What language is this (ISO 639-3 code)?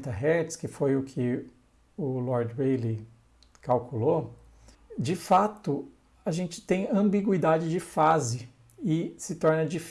por